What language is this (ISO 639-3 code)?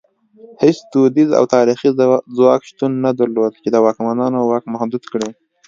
pus